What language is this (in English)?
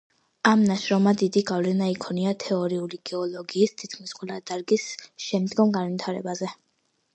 Georgian